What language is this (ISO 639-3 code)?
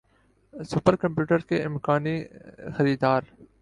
urd